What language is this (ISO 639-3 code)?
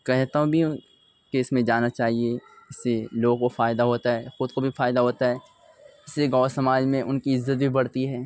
urd